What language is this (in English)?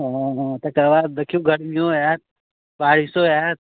Maithili